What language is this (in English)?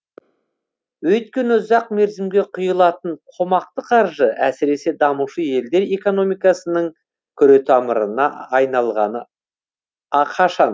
Kazakh